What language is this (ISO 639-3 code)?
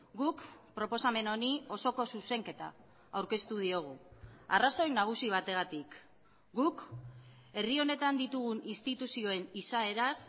eus